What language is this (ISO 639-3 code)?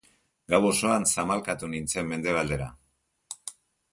eus